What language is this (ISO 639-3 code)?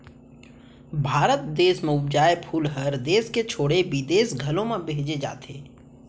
hne